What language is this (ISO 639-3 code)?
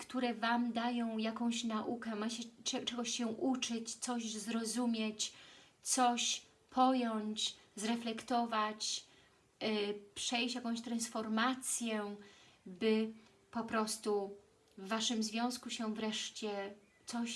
pol